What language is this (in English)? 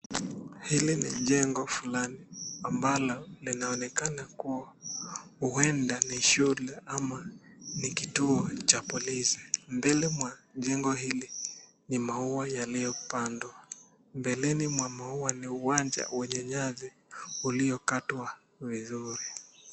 Swahili